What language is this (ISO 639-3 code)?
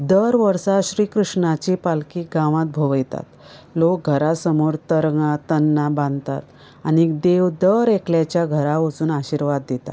kok